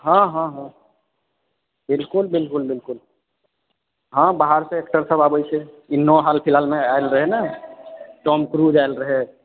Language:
Maithili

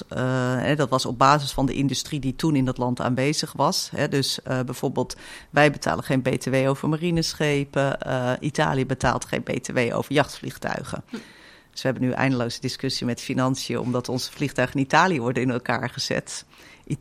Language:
Dutch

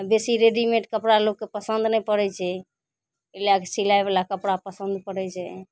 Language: Maithili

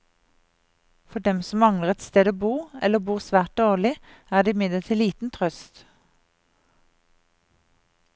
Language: Norwegian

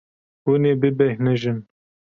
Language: Kurdish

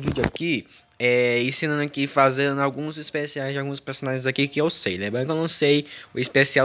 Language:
Portuguese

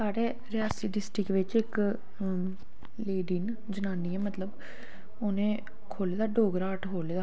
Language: Dogri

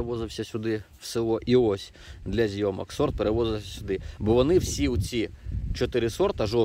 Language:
Ukrainian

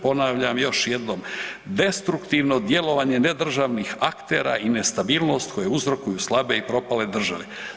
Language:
Croatian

